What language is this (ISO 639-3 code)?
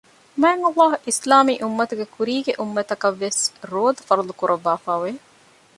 div